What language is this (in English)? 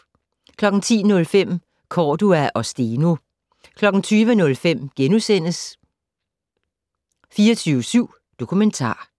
Danish